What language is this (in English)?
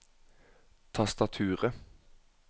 Norwegian